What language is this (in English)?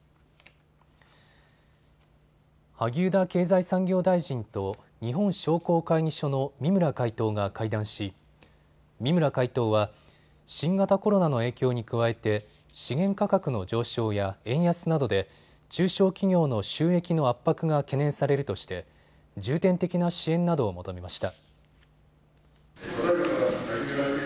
Japanese